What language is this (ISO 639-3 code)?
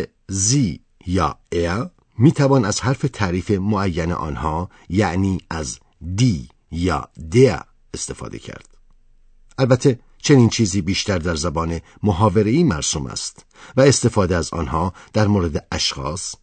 fas